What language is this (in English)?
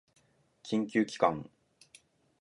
Japanese